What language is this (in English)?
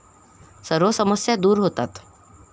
Marathi